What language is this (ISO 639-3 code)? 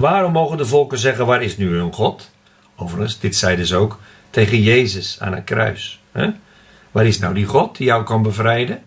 nld